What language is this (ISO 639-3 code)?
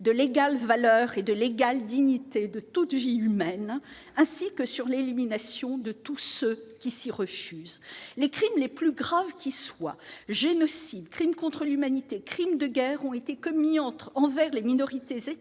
fra